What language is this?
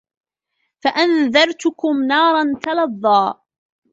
Arabic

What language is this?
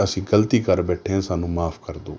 Punjabi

